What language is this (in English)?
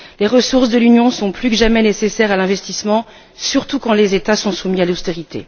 French